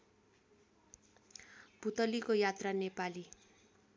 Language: Nepali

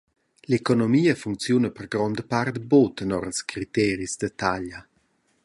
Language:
Romansh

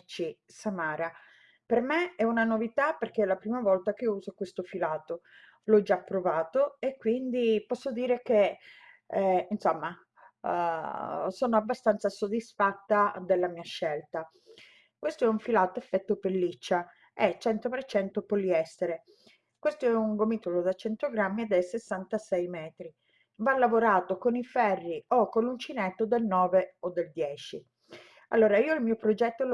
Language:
Italian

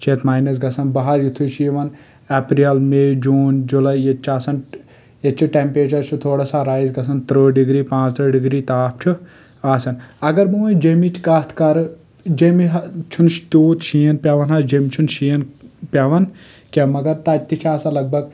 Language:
Kashmiri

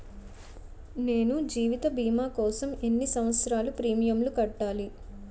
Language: Telugu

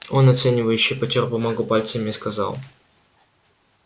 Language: Russian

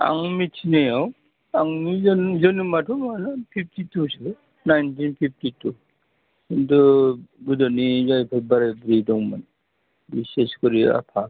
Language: Bodo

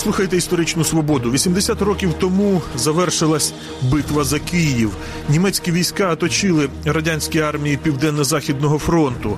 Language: Ukrainian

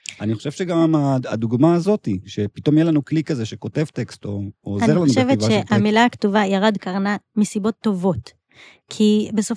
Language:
Hebrew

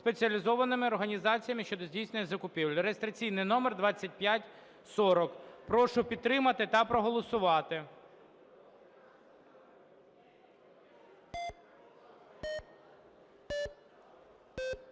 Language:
Ukrainian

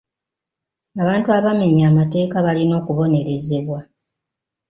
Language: Ganda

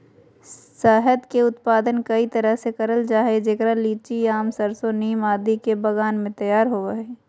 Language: Magahi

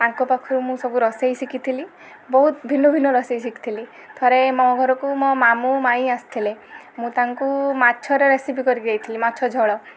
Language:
Odia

